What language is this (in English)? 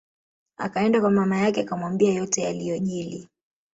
Swahili